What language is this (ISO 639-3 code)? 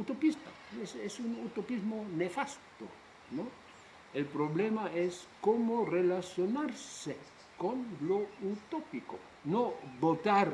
spa